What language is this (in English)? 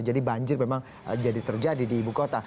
Indonesian